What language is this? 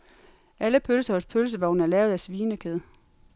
Danish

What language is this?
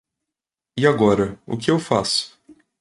Portuguese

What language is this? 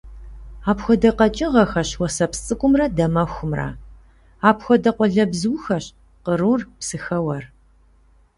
Kabardian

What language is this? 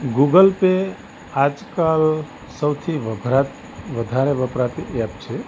Gujarati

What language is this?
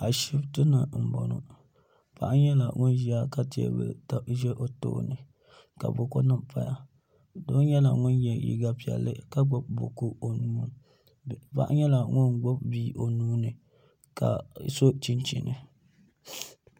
Dagbani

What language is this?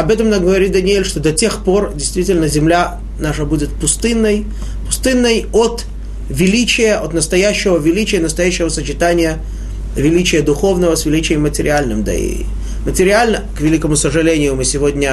Russian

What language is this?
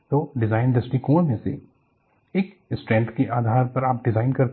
Hindi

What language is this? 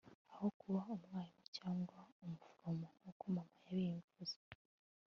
Kinyarwanda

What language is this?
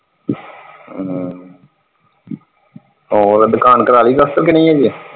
Punjabi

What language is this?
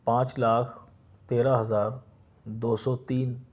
Urdu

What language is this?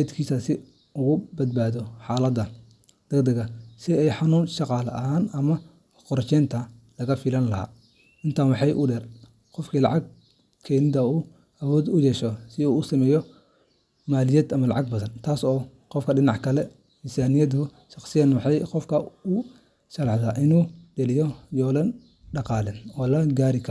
Somali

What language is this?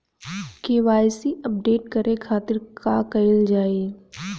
Bhojpuri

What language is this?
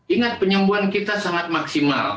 Indonesian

